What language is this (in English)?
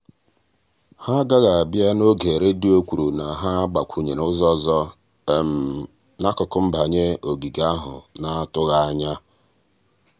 Igbo